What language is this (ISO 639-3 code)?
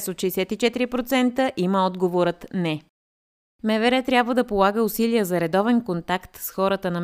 bul